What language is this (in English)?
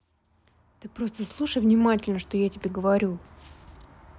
Russian